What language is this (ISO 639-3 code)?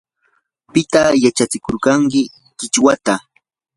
qur